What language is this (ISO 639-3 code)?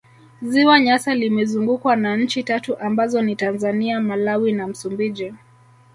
swa